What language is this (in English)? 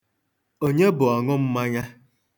Igbo